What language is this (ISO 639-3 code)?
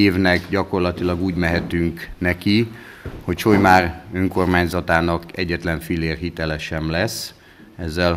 hun